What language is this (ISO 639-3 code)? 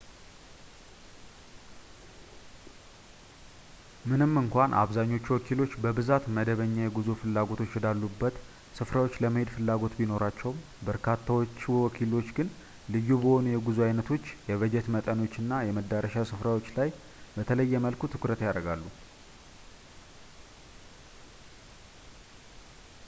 amh